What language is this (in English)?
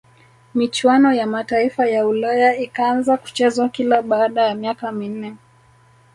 Swahili